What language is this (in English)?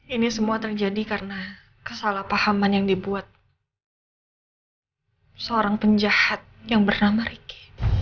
Indonesian